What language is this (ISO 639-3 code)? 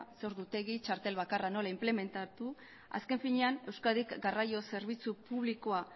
eus